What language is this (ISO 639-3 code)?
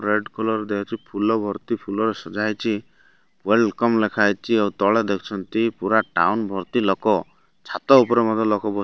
ori